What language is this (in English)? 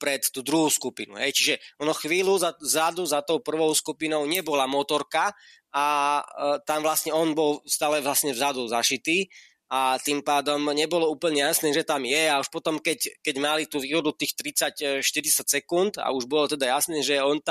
Slovak